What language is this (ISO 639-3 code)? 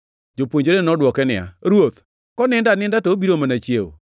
luo